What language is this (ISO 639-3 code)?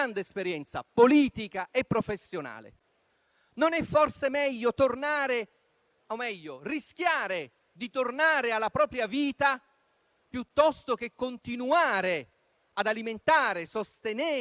ita